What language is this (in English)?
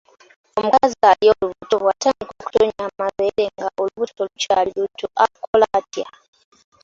Ganda